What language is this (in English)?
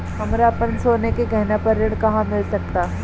Bhojpuri